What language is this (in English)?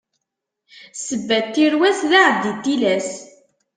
Kabyle